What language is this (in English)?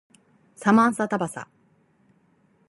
Japanese